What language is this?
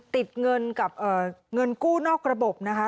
Thai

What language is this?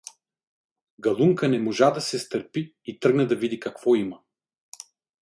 Bulgarian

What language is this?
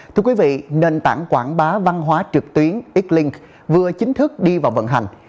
Vietnamese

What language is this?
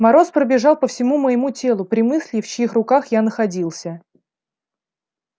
Russian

